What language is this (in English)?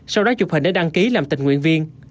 Vietnamese